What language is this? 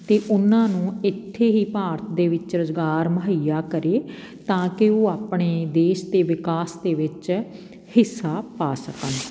Punjabi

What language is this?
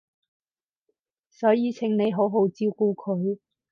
Cantonese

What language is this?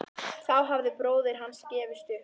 Icelandic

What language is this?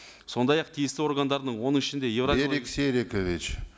Kazakh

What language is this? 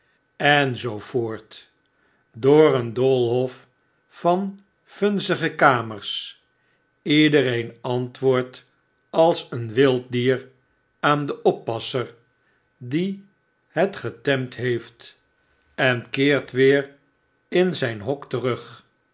Dutch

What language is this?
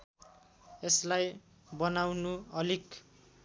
Nepali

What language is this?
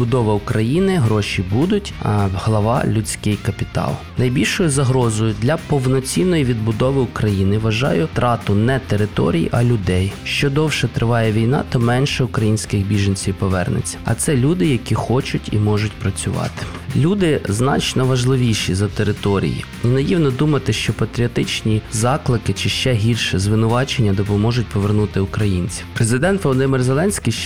Ukrainian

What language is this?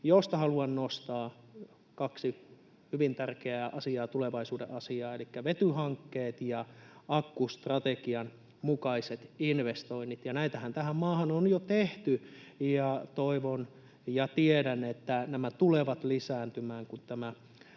Finnish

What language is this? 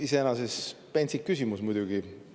Estonian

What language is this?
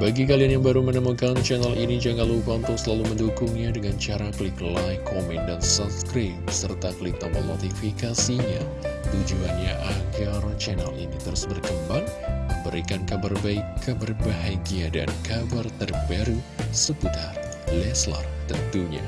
Indonesian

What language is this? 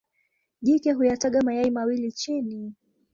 Swahili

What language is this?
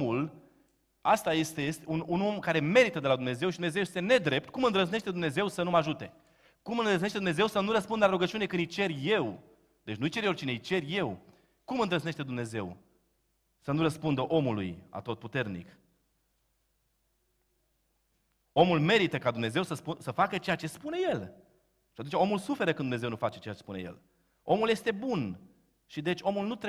Romanian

